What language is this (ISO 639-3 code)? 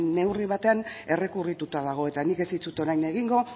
eus